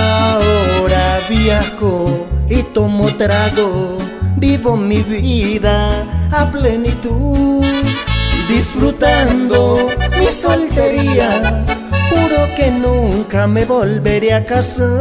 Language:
Spanish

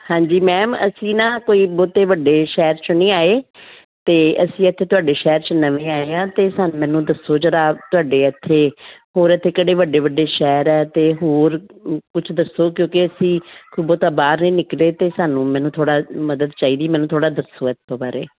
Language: Punjabi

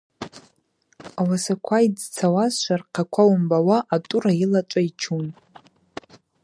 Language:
Abaza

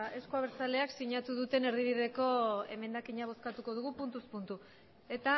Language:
Basque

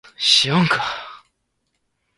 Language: Chinese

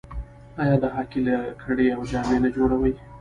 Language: Pashto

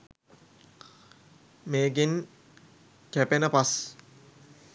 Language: Sinhala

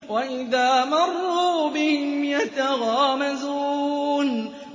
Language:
Arabic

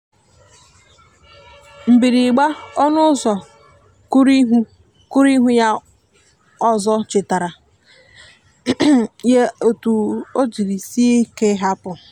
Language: Igbo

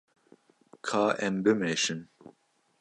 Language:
Kurdish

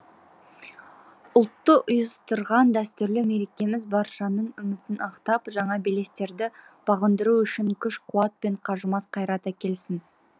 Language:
Kazakh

